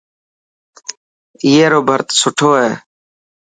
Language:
Dhatki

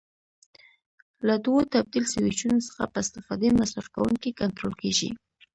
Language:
Pashto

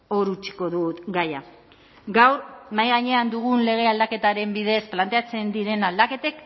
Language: Basque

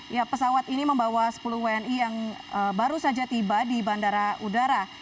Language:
Indonesian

